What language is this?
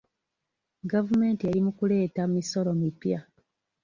Ganda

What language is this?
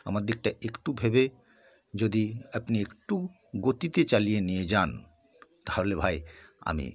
Bangla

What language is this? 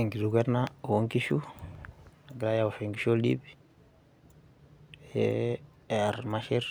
Masai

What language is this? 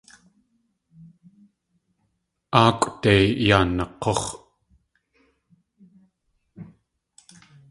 Tlingit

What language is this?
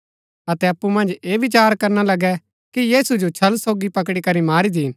Gaddi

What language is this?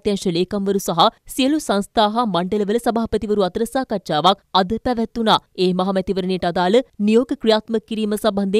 Hindi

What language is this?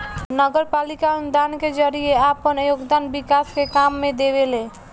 Bhojpuri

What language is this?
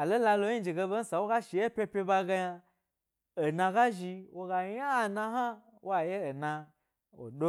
Gbari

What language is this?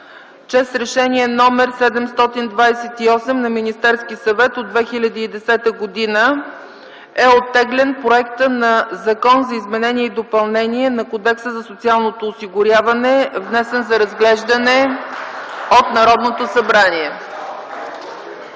Bulgarian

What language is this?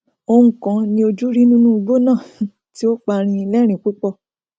Yoruba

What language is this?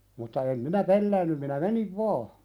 Finnish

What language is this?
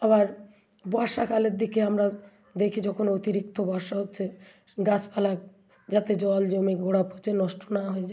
Bangla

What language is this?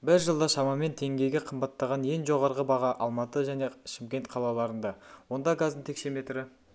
Kazakh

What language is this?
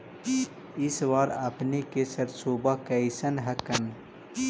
Magahi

